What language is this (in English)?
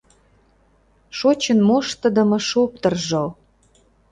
Mari